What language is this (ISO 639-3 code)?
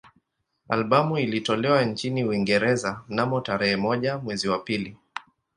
swa